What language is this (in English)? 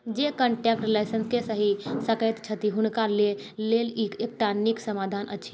Maithili